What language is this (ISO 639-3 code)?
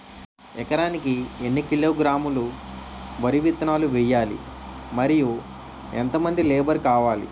tel